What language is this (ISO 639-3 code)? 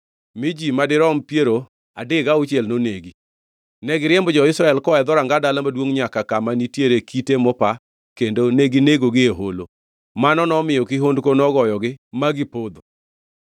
luo